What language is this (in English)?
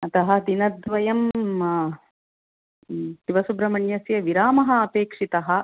Sanskrit